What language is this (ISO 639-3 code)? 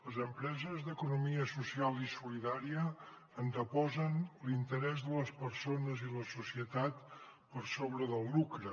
cat